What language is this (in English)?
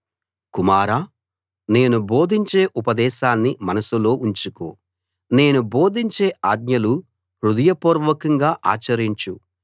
Telugu